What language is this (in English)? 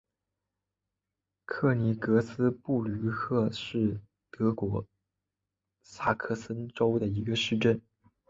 Chinese